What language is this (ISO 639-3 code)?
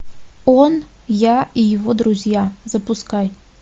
rus